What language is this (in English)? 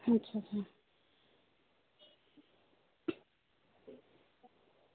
Dogri